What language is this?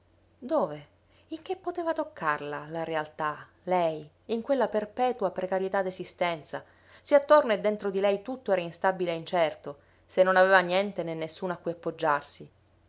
Italian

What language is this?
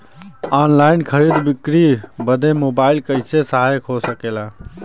Bhojpuri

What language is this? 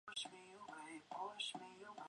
Chinese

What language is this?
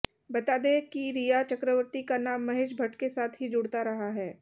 Hindi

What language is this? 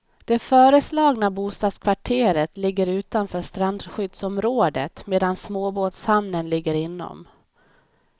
Swedish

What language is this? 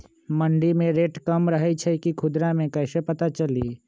Magahi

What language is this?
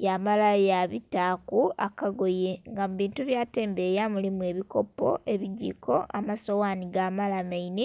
Soga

